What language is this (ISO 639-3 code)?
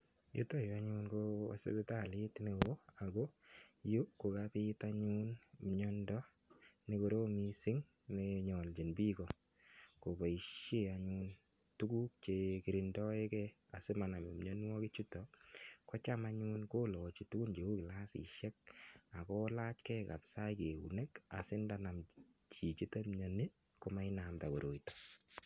kln